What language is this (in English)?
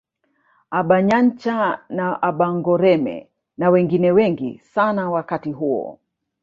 Swahili